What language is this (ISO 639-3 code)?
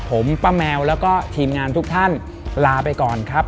tha